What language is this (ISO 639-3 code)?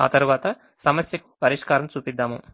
tel